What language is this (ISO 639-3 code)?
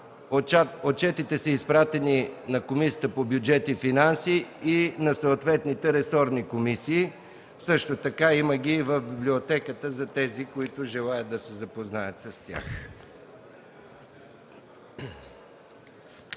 bul